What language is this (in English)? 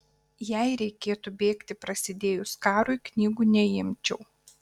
Lithuanian